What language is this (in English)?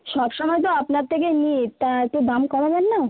Bangla